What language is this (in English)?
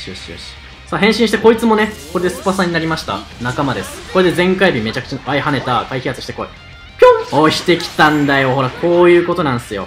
Japanese